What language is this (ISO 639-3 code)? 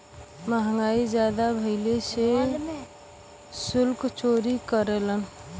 bho